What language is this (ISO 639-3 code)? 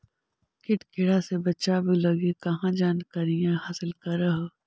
mag